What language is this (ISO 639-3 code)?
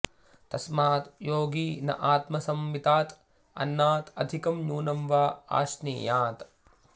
san